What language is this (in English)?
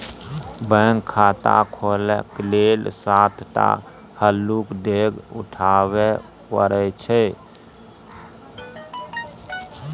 Maithili